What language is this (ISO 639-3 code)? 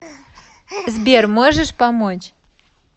rus